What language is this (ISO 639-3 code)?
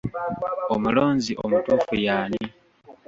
lug